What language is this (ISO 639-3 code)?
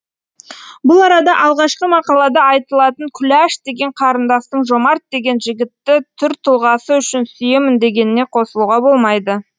kaz